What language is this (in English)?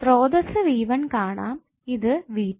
Malayalam